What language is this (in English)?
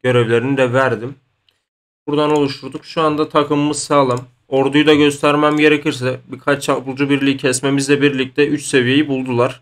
Turkish